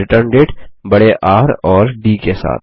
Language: Hindi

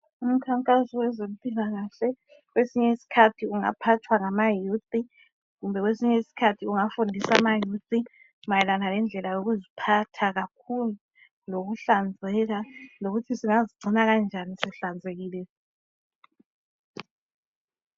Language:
North Ndebele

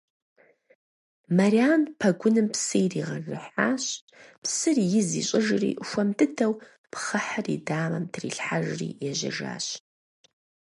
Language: Kabardian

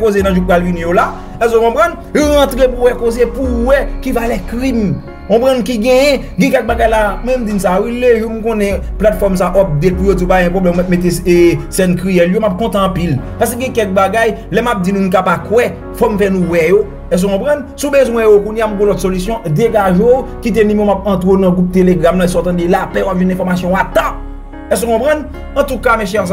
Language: French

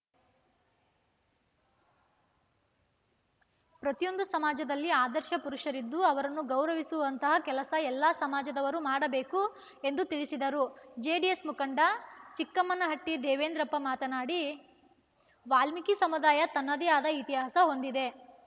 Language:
Kannada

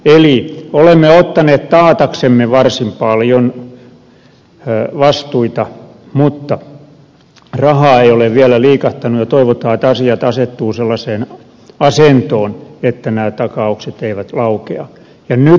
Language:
Finnish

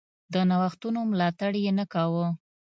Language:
Pashto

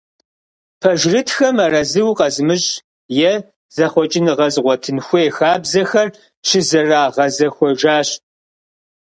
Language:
Kabardian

